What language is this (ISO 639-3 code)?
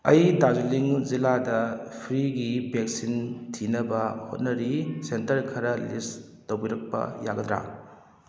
mni